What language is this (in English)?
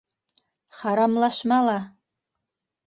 Bashkir